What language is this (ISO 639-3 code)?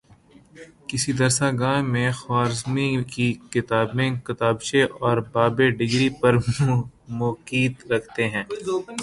urd